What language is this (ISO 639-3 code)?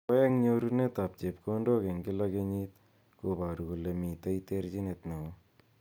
kln